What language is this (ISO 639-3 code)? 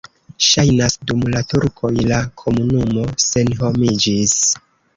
epo